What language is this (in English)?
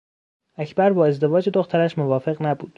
Persian